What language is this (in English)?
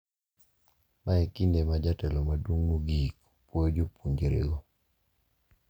Luo (Kenya and Tanzania)